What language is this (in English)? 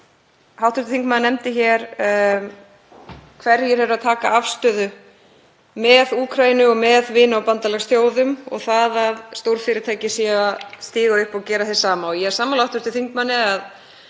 Icelandic